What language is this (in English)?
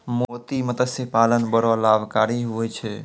Maithili